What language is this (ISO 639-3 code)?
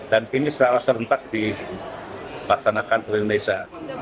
ind